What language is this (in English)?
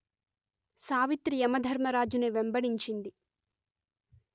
Telugu